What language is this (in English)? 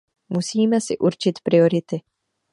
Czech